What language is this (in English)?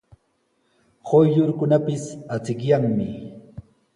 Sihuas Ancash Quechua